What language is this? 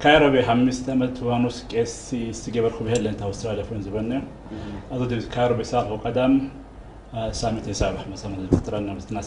Arabic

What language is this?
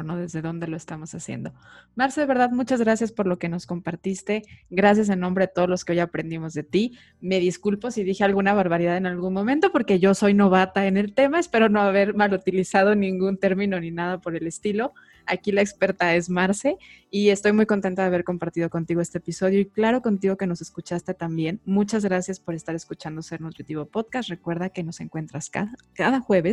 Spanish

